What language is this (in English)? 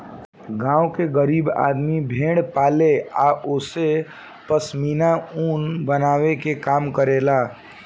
Bhojpuri